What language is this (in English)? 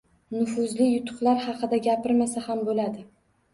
Uzbek